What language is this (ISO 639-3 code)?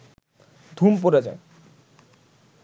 ben